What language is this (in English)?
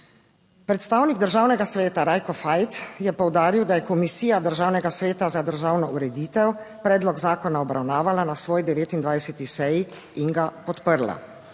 Slovenian